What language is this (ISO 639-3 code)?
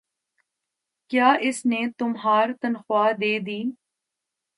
urd